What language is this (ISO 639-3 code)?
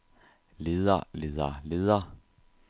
dan